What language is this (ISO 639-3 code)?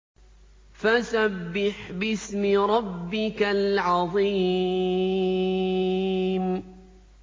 ara